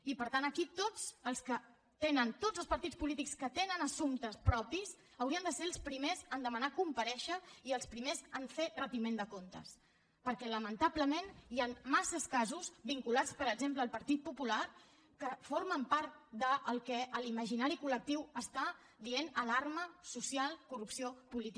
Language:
Catalan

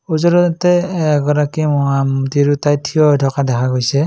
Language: Assamese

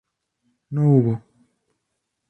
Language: Spanish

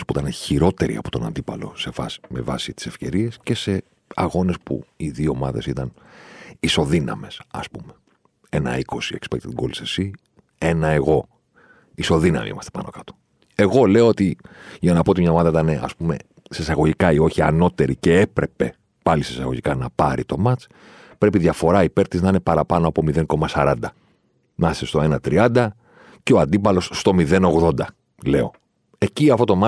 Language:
Greek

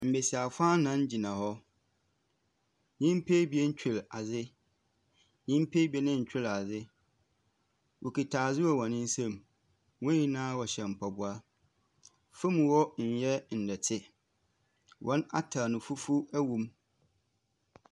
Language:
Akan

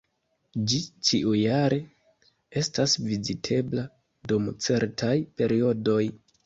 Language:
Esperanto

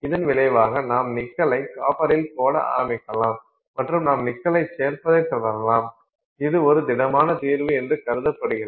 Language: Tamil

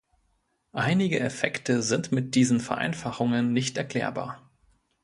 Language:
German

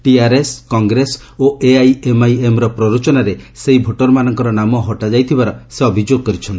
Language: Odia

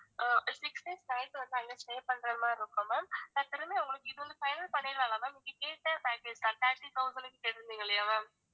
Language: Tamil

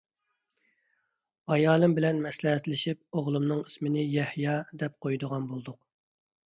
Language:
Uyghur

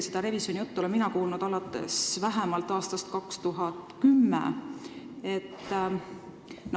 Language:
Estonian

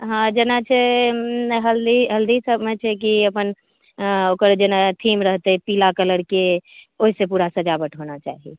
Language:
Maithili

